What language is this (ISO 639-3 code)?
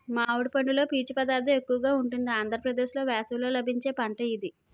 tel